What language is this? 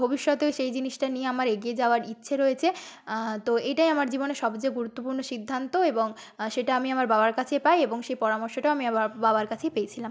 Bangla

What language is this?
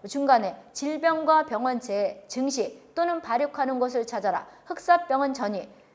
Korean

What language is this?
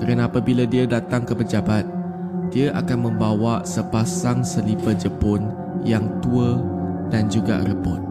Malay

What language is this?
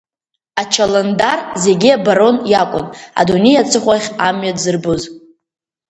Abkhazian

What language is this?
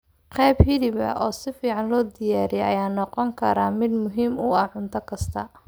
Somali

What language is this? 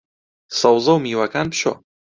Central Kurdish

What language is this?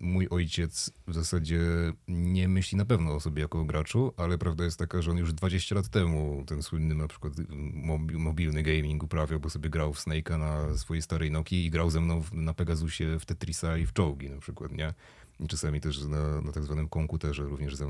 Polish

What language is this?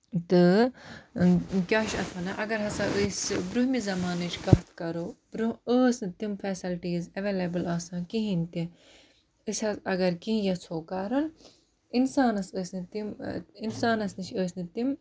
Kashmiri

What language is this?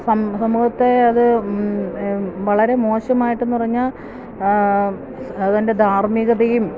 Malayalam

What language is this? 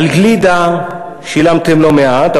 Hebrew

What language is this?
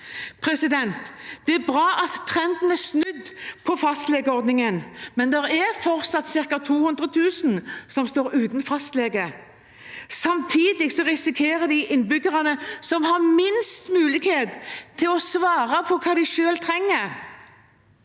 Norwegian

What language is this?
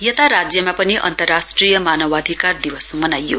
Nepali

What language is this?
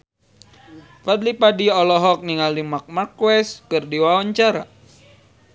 Sundanese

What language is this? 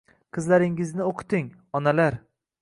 Uzbek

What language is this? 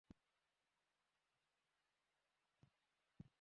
Bangla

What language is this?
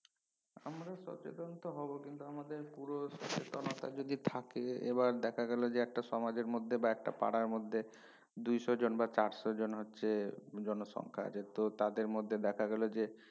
Bangla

